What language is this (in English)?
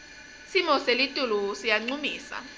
Swati